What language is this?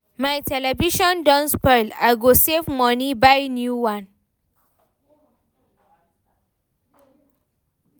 Nigerian Pidgin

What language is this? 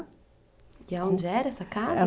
Portuguese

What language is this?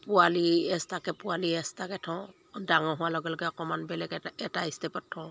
Assamese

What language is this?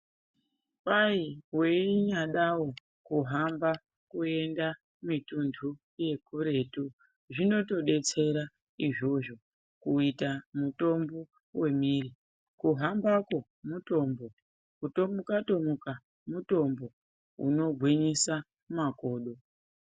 Ndau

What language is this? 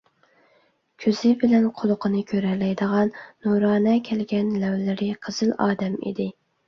Uyghur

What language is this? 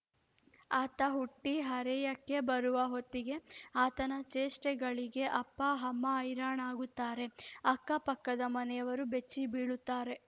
Kannada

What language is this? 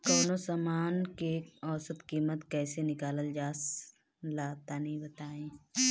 Bhojpuri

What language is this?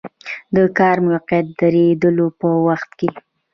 Pashto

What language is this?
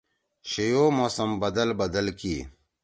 Torwali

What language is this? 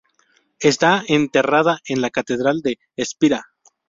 Spanish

